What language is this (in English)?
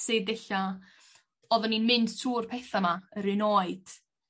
Welsh